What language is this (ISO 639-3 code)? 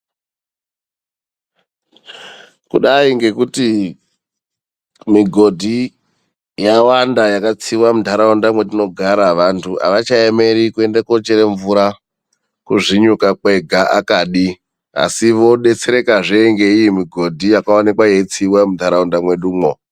ndc